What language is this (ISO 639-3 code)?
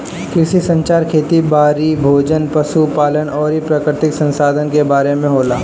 bho